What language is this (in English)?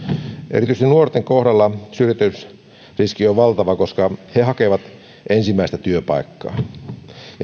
Finnish